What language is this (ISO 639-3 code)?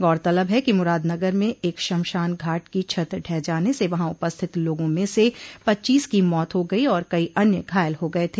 hin